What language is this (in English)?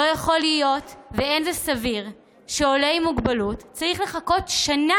Hebrew